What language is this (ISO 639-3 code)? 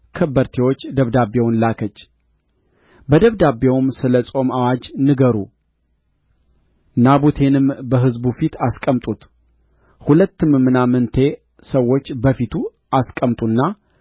amh